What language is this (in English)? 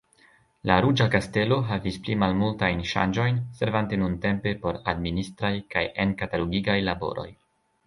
Esperanto